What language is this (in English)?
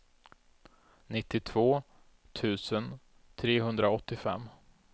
Swedish